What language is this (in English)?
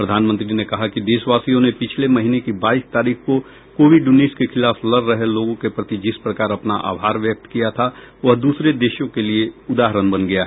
Hindi